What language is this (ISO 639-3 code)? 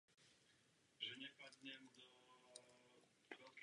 ces